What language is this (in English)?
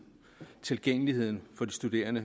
Danish